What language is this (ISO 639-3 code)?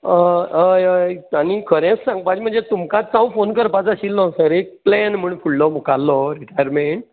kok